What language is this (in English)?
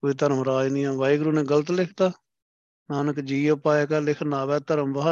Punjabi